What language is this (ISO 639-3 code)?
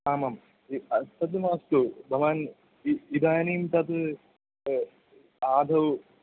san